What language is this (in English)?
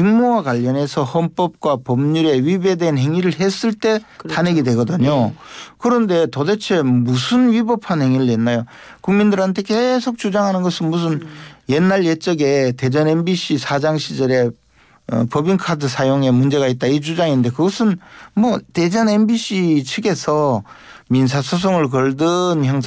Korean